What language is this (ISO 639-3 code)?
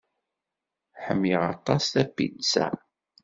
kab